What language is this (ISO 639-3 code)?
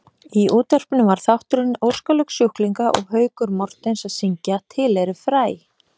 isl